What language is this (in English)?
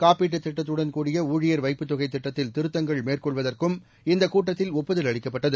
Tamil